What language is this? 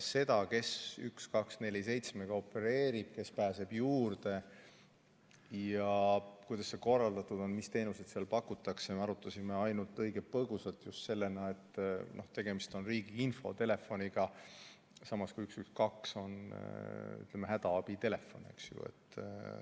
Estonian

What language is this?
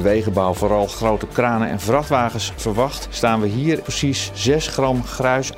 Dutch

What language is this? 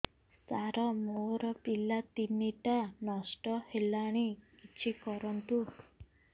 Odia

